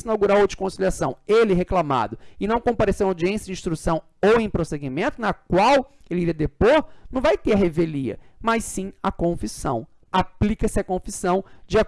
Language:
Portuguese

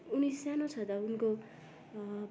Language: Nepali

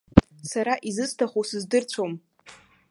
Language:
Abkhazian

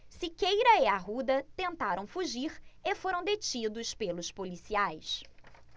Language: Portuguese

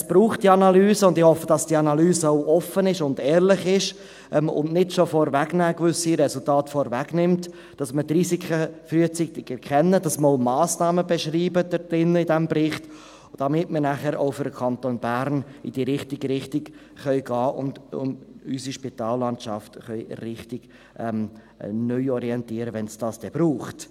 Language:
Swiss German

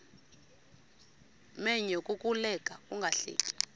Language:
Xhosa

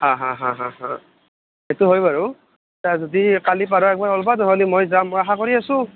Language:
Assamese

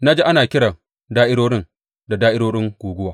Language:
Hausa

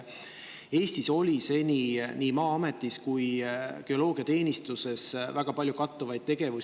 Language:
Estonian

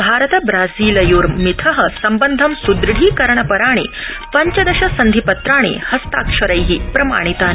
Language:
Sanskrit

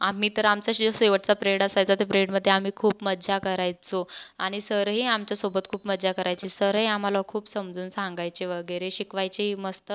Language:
Marathi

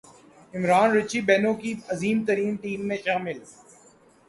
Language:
Urdu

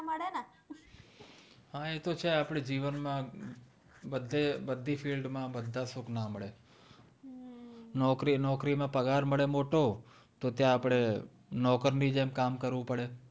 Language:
Gujarati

